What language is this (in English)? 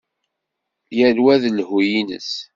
Kabyle